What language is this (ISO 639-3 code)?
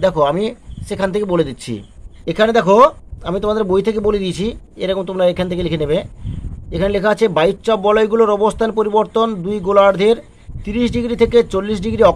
hin